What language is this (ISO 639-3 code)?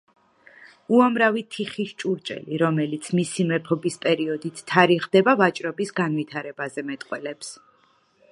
kat